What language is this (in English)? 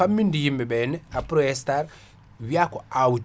Fula